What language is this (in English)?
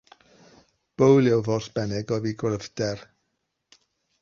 Welsh